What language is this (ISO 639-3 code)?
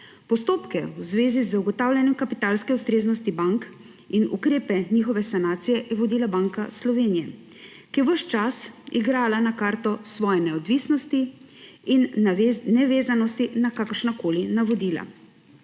slv